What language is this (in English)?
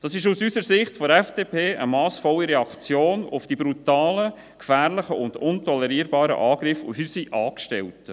Swiss German